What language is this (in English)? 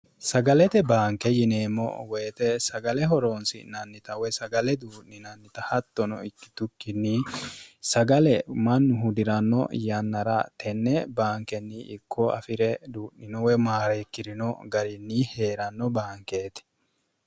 Sidamo